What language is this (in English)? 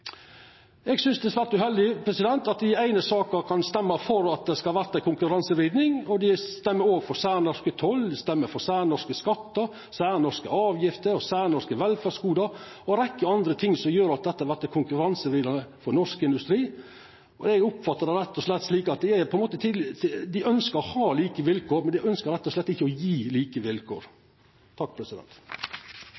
Norwegian Nynorsk